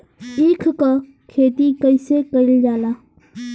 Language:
Bhojpuri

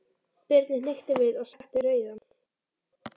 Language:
Icelandic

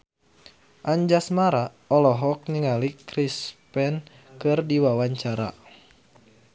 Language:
Sundanese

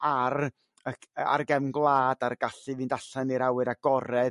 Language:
Welsh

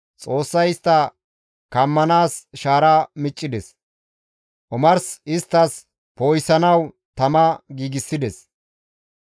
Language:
Gamo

